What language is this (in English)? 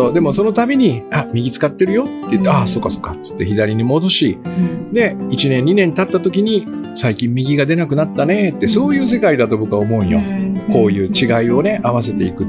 Japanese